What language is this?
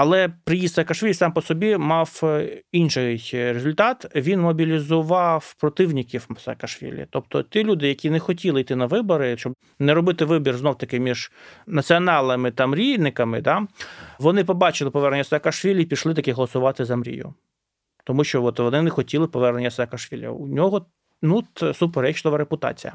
Ukrainian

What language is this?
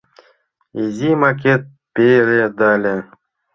Mari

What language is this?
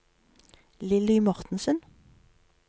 Norwegian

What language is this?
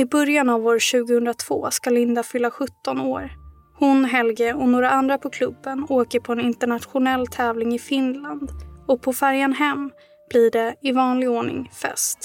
Swedish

